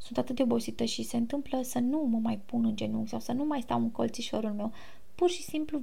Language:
Romanian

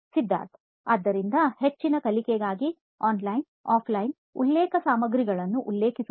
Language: Kannada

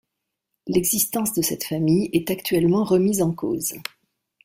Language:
French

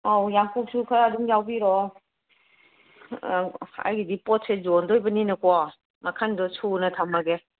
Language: Manipuri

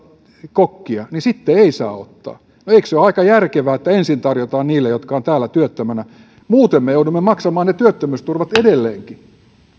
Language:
Finnish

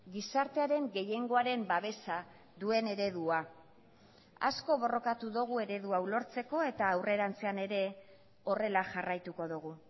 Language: Basque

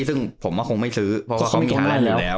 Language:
Thai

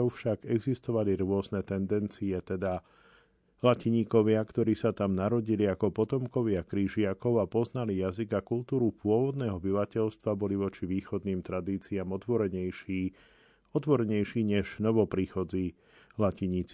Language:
Slovak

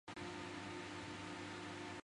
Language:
Chinese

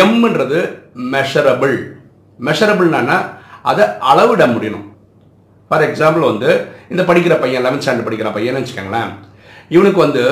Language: Tamil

